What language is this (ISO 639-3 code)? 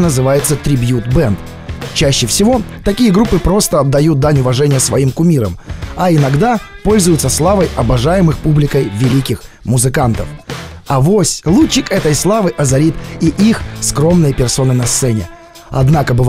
rus